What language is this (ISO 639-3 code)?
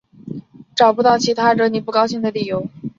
zho